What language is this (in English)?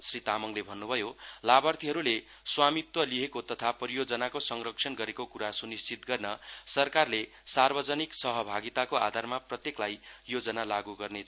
Nepali